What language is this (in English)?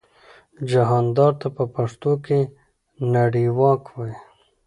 Pashto